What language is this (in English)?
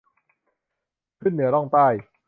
Thai